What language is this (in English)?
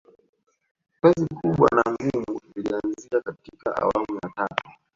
Swahili